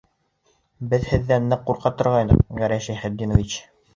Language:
Bashkir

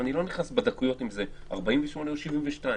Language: Hebrew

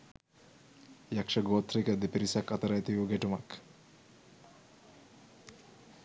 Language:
Sinhala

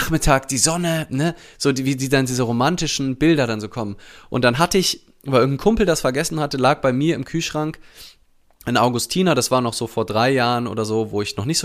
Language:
German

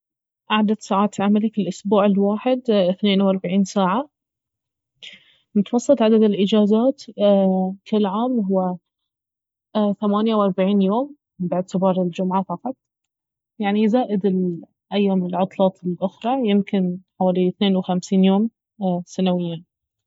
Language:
Baharna Arabic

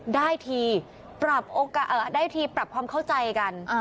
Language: Thai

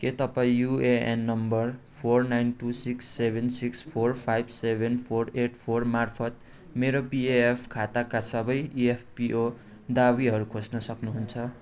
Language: Nepali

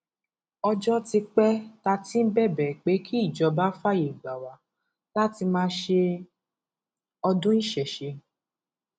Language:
Yoruba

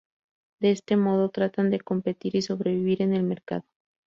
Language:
Spanish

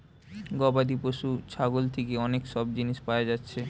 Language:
Bangla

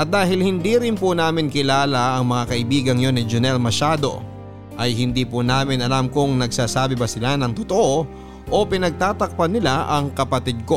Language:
Filipino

